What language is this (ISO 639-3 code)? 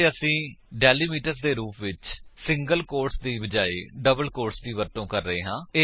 pan